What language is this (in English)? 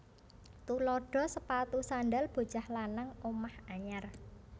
Javanese